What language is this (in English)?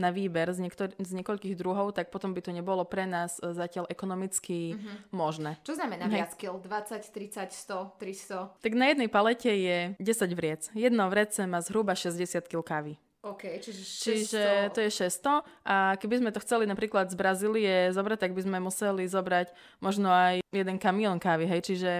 Slovak